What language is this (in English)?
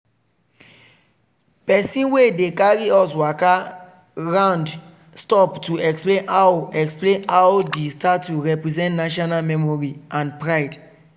Nigerian Pidgin